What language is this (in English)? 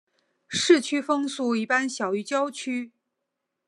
Chinese